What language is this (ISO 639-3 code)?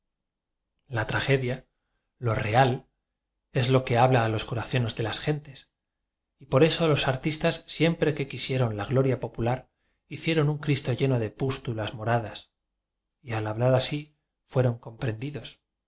spa